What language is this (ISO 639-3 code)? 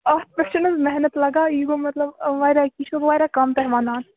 kas